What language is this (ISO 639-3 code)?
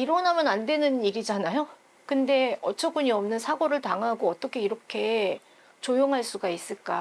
kor